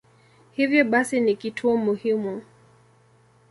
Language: Swahili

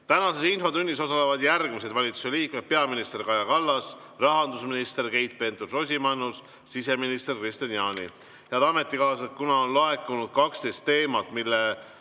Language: Estonian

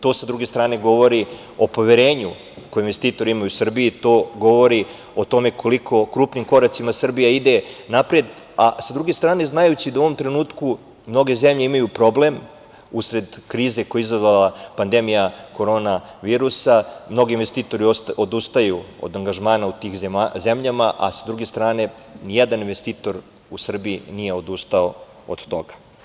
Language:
Serbian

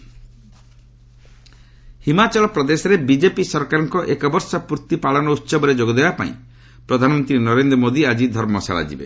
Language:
Odia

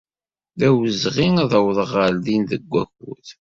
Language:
Kabyle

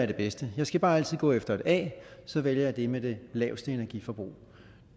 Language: Danish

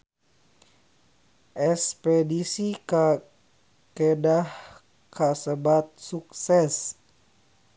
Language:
Sundanese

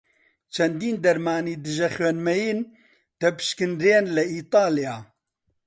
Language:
Central Kurdish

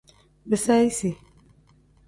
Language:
Tem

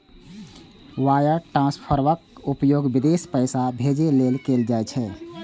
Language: Maithili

